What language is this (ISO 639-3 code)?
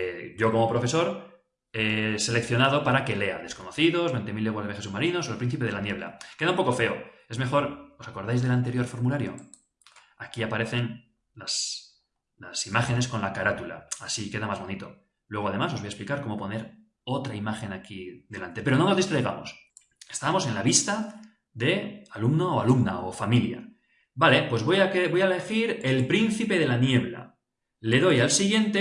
spa